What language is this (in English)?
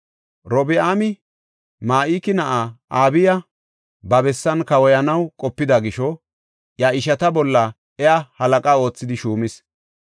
Gofa